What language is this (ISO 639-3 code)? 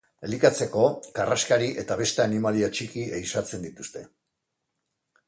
eus